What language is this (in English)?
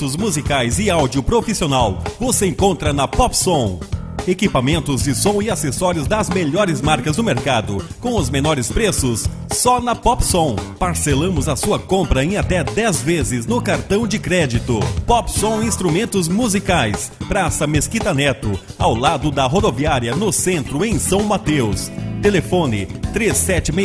Portuguese